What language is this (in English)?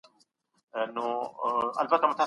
Pashto